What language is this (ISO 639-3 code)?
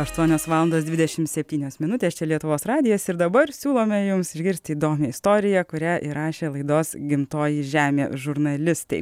lit